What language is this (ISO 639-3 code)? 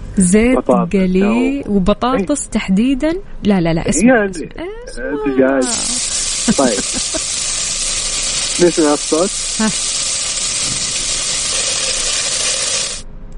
ara